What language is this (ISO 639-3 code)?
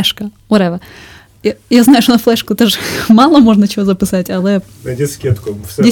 ukr